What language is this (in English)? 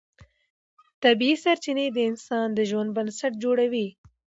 Pashto